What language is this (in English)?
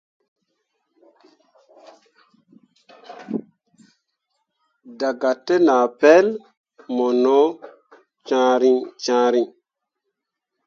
Mundang